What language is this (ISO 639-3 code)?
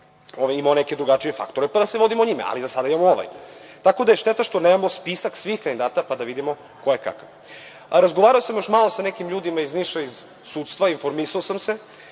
srp